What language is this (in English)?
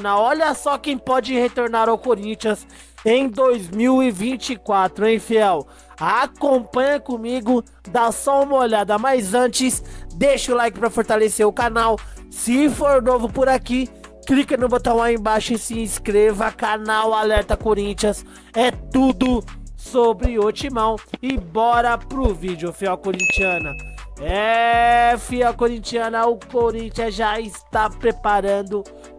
Portuguese